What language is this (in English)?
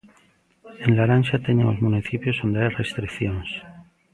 Galician